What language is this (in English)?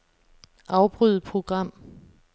Danish